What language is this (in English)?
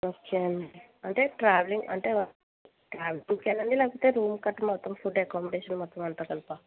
Telugu